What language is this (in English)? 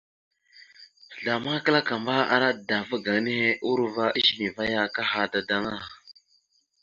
Mada (Cameroon)